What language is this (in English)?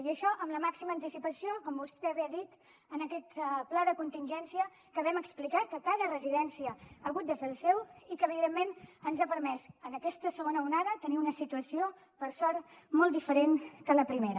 Catalan